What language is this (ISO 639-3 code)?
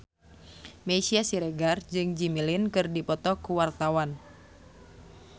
sun